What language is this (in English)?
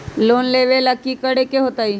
Magahi